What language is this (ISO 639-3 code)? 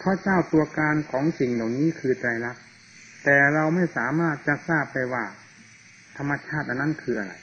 tha